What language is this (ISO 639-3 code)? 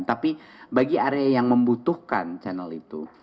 ind